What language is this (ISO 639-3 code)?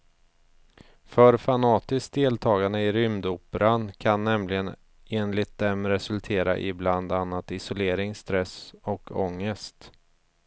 swe